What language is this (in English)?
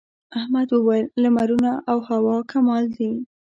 Pashto